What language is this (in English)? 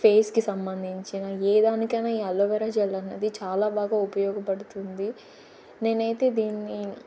Telugu